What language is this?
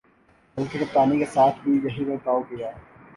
Urdu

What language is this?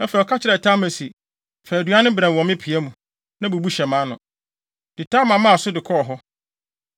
Akan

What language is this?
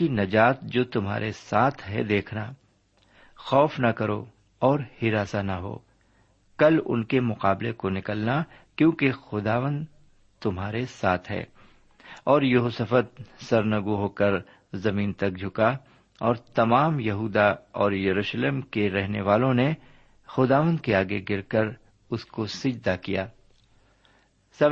Urdu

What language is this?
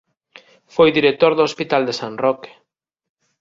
Galician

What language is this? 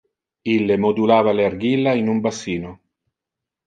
Interlingua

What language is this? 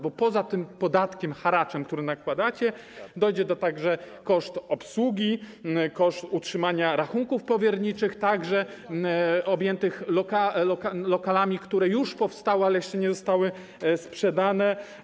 Polish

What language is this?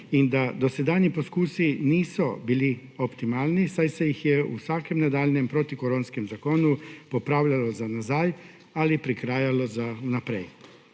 Slovenian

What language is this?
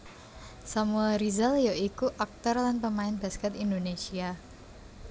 Javanese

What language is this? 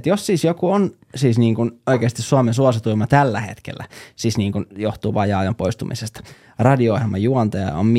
Finnish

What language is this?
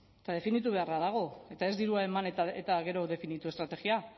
Basque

